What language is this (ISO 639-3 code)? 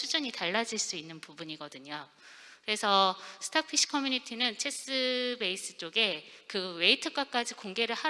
kor